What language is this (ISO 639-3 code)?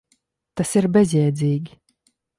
lav